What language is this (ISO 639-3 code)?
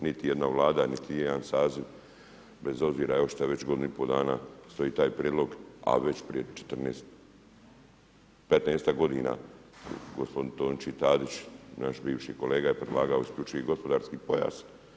hrv